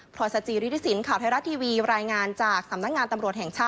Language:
Thai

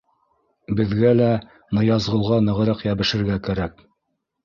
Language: Bashkir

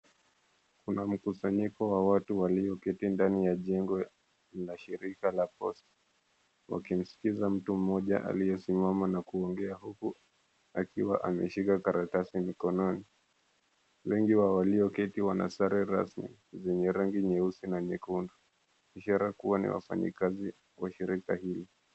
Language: Swahili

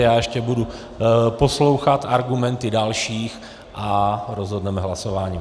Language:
Czech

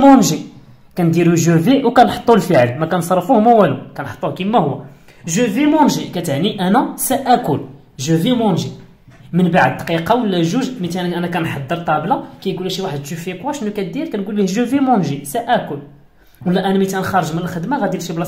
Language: Arabic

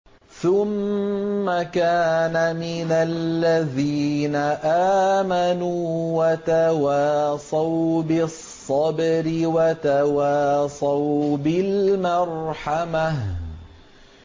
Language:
Arabic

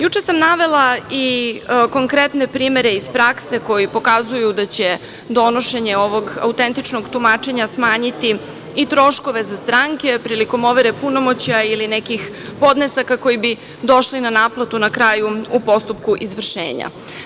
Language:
Serbian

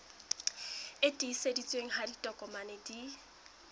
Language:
Southern Sotho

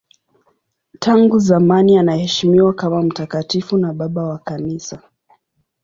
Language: Swahili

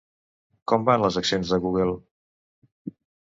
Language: Catalan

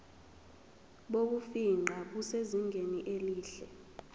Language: Zulu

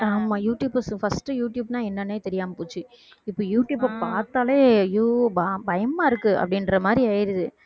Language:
Tamil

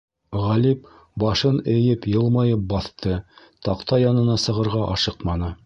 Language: Bashkir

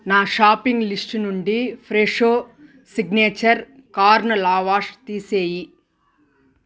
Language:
Telugu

